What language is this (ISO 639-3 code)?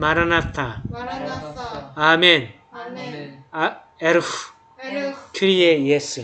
kor